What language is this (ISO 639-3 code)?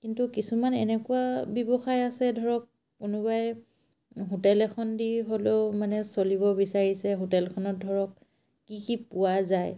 asm